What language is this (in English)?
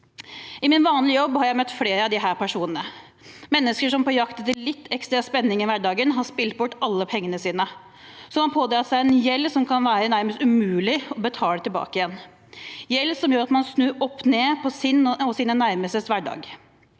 Norwegian